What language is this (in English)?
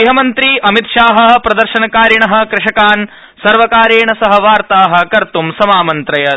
Sanskrit